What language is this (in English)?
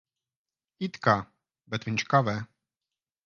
Latvian